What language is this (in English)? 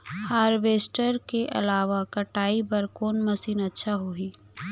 Chhattisgarhi